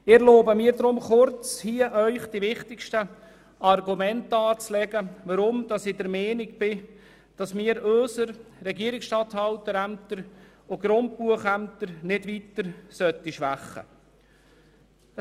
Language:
Swiss German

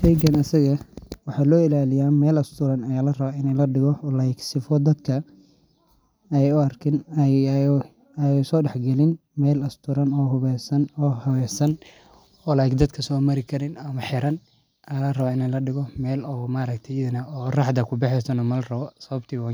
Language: Somali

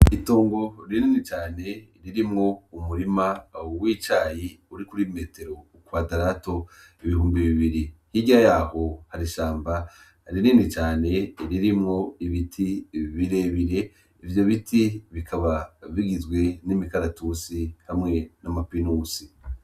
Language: Rundi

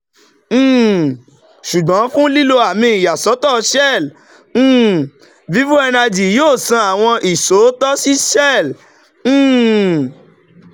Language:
Yoruba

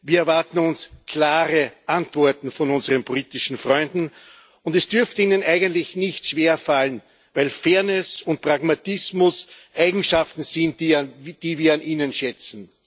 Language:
German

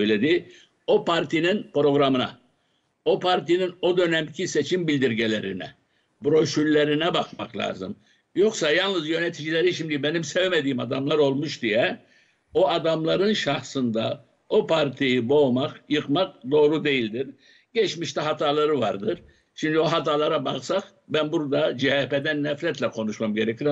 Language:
Turkish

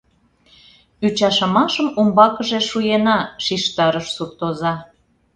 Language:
Mari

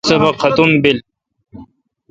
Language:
Kalkoti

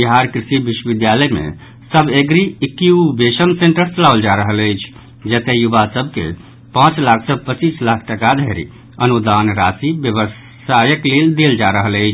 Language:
Maithili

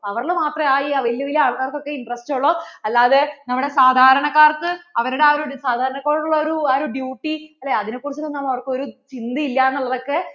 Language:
Malayalam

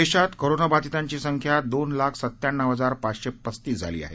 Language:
Marathi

